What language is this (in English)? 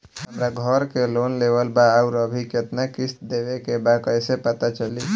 Bhojpuri